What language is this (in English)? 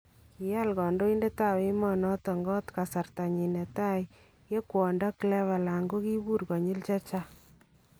Kalenjin